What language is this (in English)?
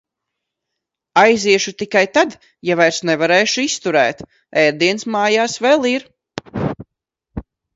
Latvian